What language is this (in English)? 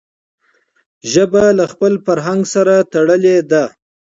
Pashto